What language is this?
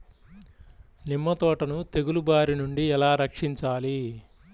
Telugu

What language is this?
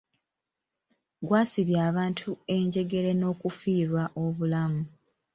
Ganda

